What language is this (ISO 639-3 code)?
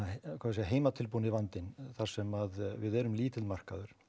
isl